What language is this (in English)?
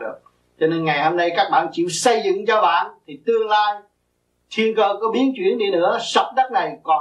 Vietnamese